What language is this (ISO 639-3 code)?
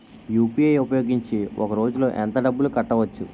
tel